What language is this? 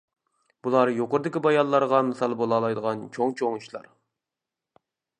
Uyghur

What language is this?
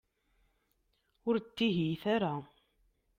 Kabyle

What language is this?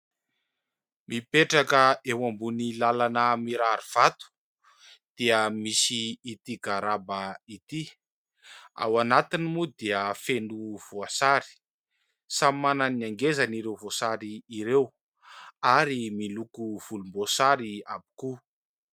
Malagasy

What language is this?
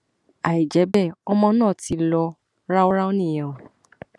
Yoruba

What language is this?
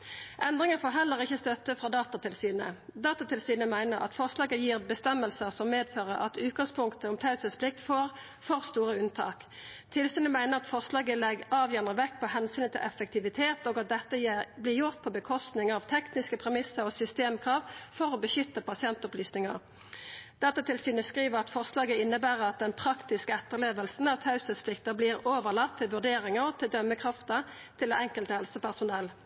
Norwegian Nynorsk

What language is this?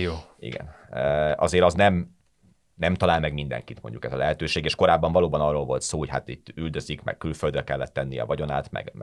Hungarian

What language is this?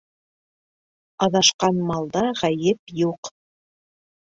Bashkir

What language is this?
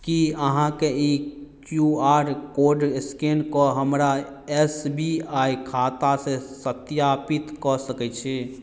Maithili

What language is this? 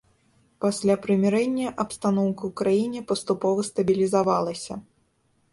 Belarusian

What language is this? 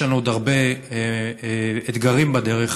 Hebrew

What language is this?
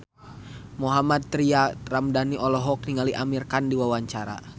Sundanese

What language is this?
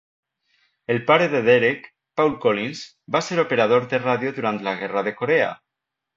Catalan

